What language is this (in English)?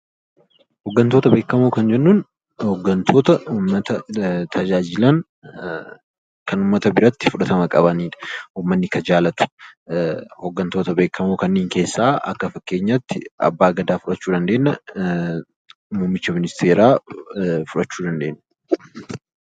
Oromo